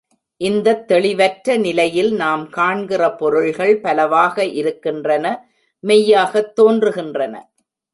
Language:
Tamil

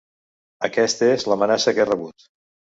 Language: Catalan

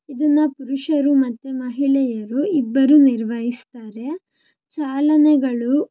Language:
Kannada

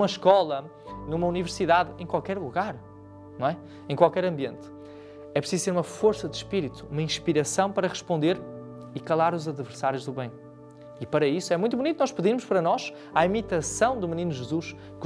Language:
Portuguese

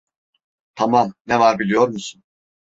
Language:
Turkish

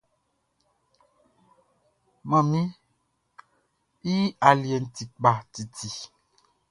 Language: Baoulé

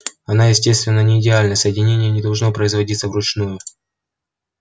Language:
Russian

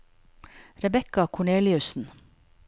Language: Norwegian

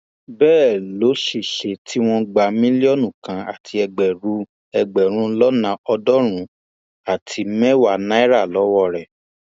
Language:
Yoruba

